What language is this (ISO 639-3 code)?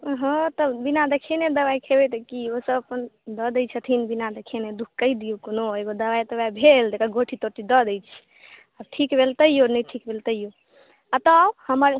mai